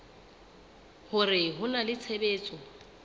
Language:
Southern Sotho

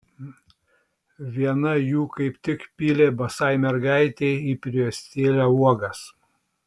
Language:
Lithuanian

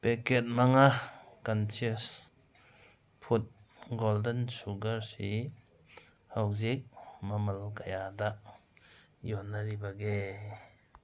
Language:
Manipuri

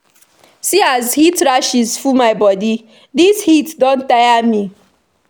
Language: Nigerian Pidgin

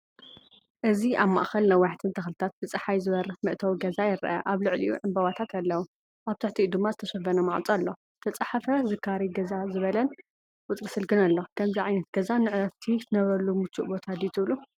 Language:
Tigrinya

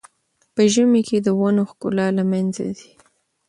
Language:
Pashto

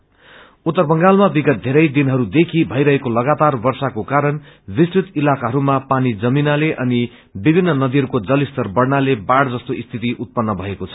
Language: Nepali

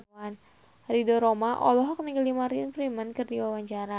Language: Sundanese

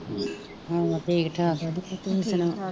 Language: Punjabi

